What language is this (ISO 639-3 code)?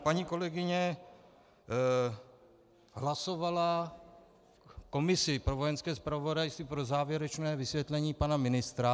ces